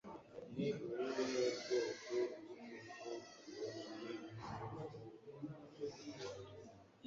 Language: Kinyarwanda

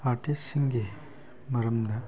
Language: Manipuri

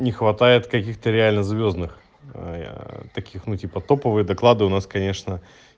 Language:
Russian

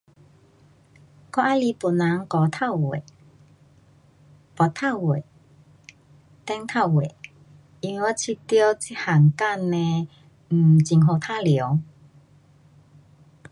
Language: Pu-Xian Chinese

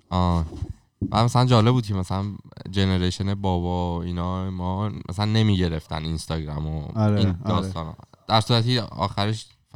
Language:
Persian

